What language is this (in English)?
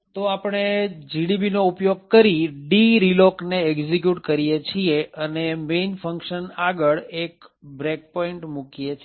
Gujarati